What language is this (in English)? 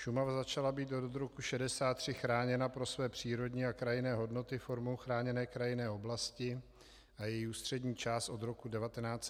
Czech